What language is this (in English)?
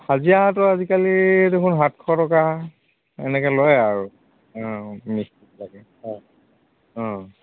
Assamese